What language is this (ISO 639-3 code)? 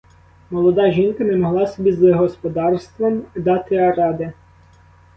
ukr